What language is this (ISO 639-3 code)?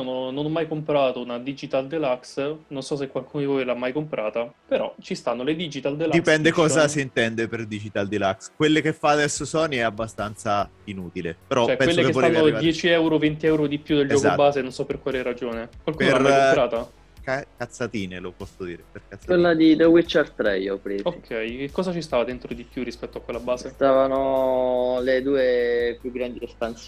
ita